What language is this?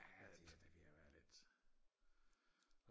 Danish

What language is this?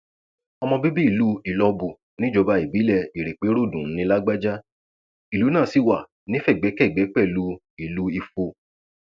Yoruba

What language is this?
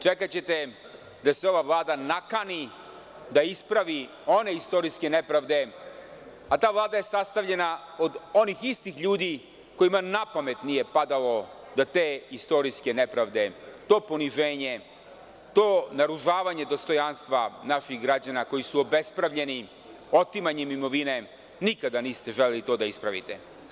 Serbian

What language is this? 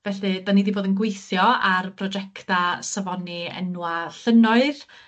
Welsh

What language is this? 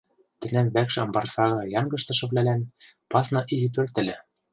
Western Mari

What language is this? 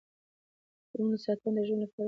Pashto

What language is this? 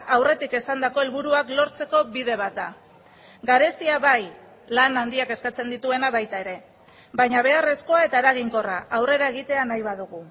Basque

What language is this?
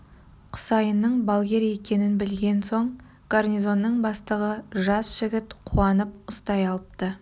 Kazakh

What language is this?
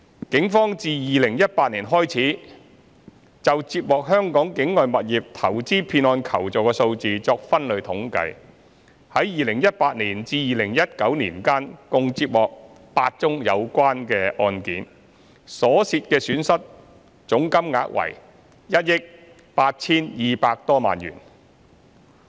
Cantonese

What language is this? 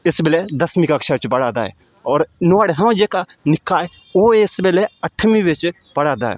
Dogri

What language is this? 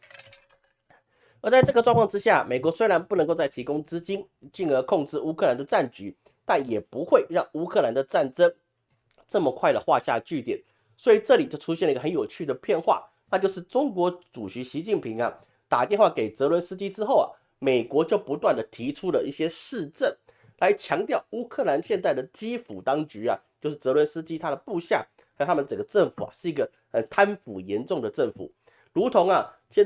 Chinese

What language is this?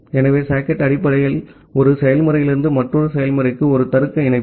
Tamil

